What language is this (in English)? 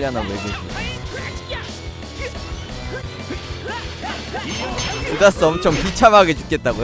Korean